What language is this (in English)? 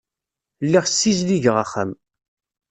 Kabyle